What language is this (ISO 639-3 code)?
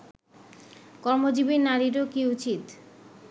ben